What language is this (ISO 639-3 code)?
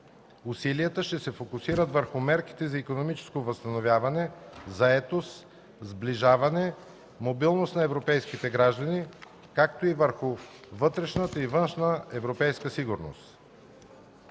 bul